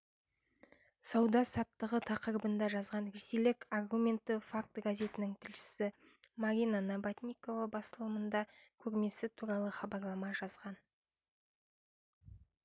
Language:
Kazakh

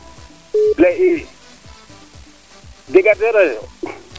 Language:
Serer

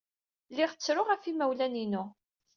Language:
Kabyle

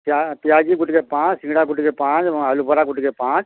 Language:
Odia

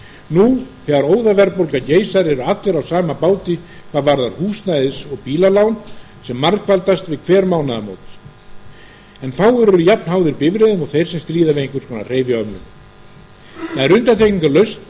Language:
Icelandic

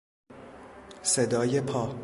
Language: Persian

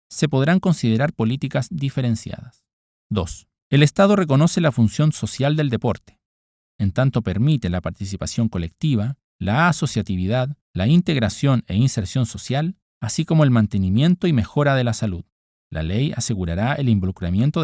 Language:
Spanish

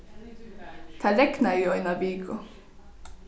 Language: Faroese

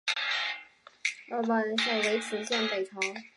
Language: Chinese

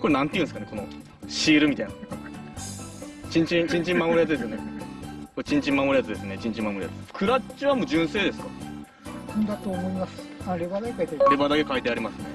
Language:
Japanese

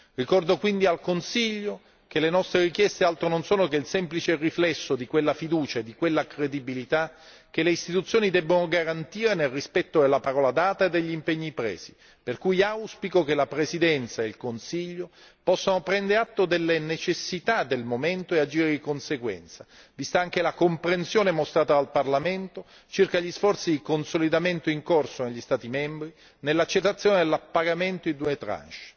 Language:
Italian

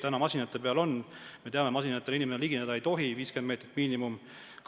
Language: Estonian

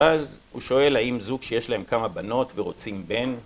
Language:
Hebrew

